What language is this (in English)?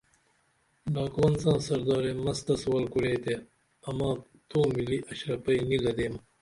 Dameli